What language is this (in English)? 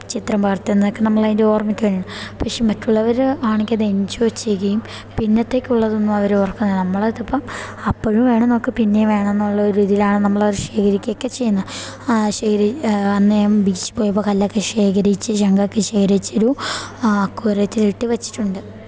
Malayalam